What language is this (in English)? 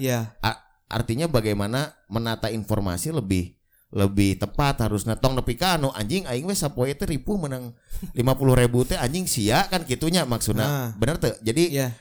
Indonesian